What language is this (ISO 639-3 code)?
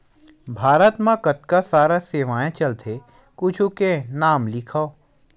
hne